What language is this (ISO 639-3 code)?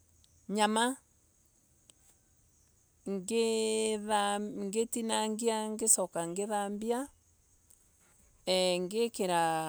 ebu